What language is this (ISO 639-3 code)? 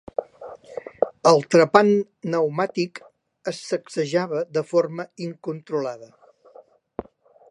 cat